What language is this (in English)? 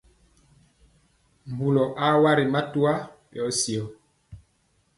Mpiemo